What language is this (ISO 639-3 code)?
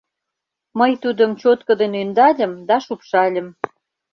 chm